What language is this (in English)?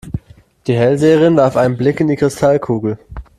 German